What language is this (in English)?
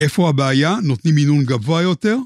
Hebrew